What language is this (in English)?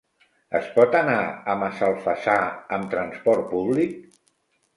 Catalan